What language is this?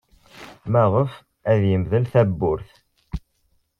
Kabyle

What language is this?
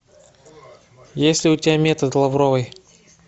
Russian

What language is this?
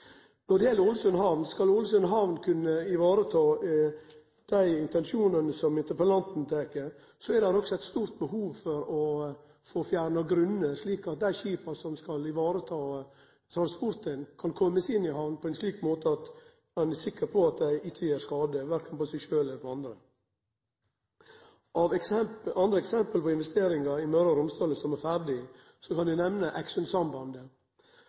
Norwegian Nynorsk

